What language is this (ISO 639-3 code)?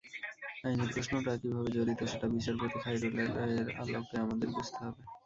ben